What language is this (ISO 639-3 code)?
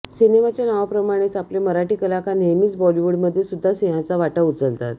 mar